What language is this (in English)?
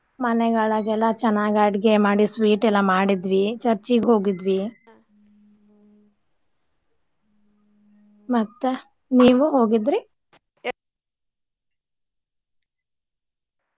Kannada